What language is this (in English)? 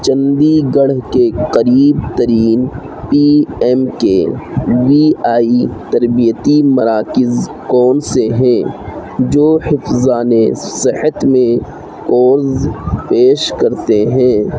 Urdu